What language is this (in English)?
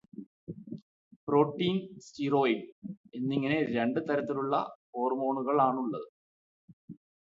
Malayalam